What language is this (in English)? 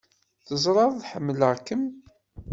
Kabyle